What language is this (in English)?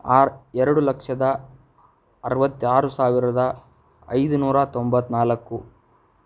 Kannada